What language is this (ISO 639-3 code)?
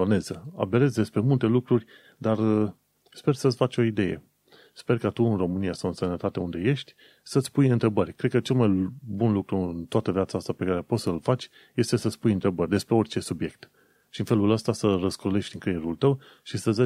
ron